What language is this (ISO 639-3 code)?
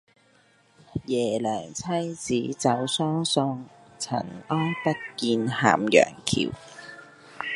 yue